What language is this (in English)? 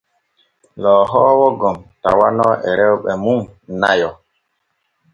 Borgu Fulfulde